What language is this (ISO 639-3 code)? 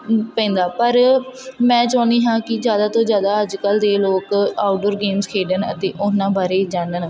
pan